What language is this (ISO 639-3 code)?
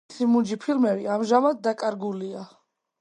kat